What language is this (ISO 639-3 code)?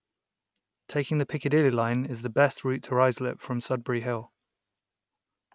eng